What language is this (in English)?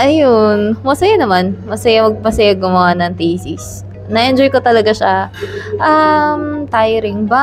Filipino